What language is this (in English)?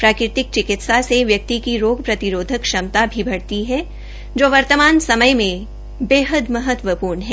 Hindi